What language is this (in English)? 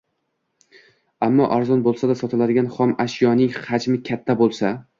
Uzbek